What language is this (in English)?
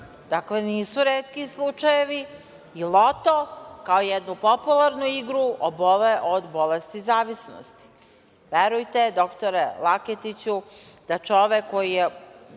Serbian